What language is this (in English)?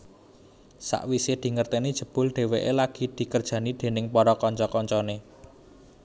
Javanese